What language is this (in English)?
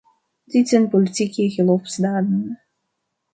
Dutch